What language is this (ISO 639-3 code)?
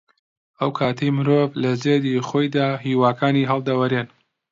ckb